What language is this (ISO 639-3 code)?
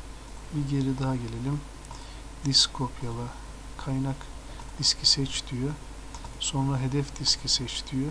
tur